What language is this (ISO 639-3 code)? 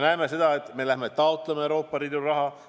est